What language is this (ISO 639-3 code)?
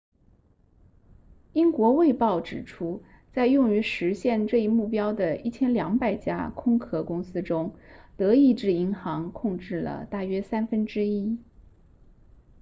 zho